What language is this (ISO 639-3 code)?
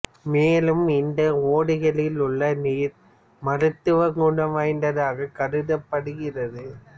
tam